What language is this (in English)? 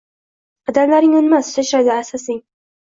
Uzbek